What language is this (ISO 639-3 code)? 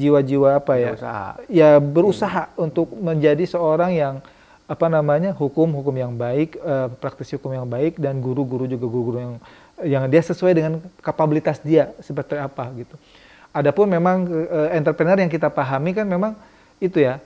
ind